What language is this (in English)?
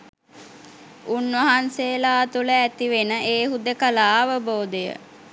Sinhala